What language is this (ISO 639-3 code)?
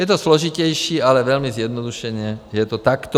ces